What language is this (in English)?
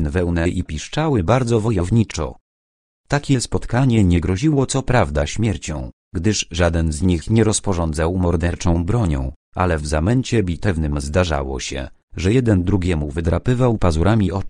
Polish